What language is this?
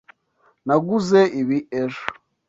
Kinyarwanda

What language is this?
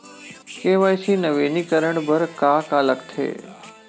Chhattisgarhi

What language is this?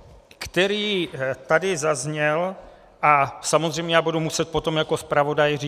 Czech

